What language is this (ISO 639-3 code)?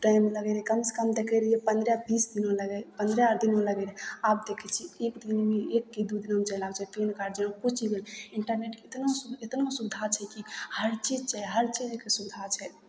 mai